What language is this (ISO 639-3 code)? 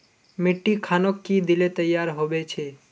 mag